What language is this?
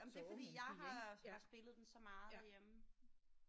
Danish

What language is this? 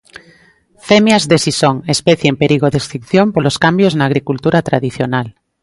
Galician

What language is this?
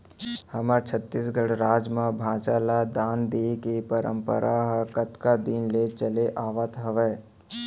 Chhattisgarhi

